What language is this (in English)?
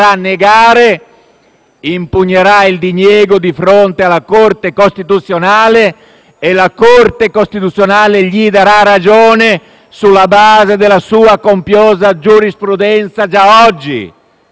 Italian